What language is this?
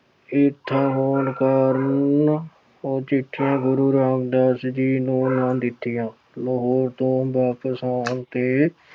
Punjabi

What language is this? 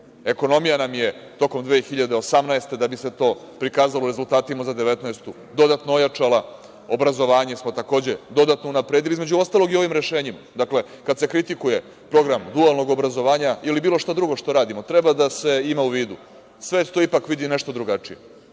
Serbian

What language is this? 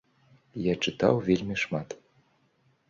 Belarusian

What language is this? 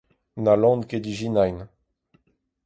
Breton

